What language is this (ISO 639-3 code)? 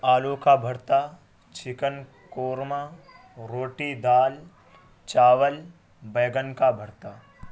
urd